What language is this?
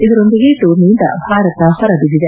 Kannada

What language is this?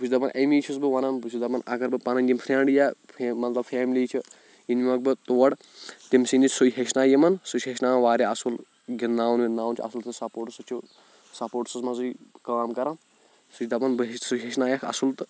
Kashmiri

